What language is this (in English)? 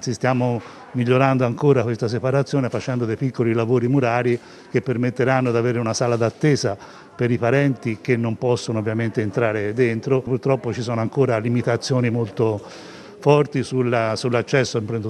Italian